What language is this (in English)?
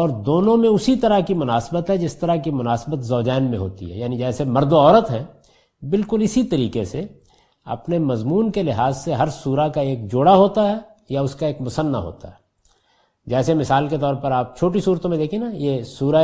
Urdu